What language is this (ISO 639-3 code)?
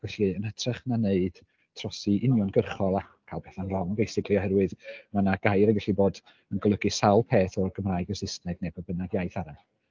cym